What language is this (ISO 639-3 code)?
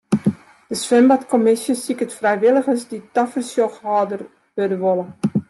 fry